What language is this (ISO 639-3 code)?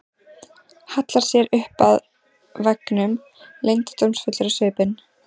isl